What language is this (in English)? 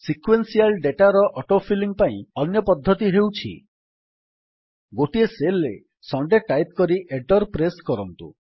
Odia